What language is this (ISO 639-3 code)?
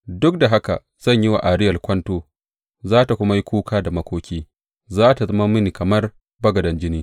hau